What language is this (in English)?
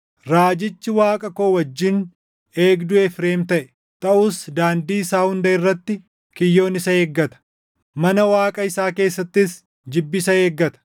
Oromo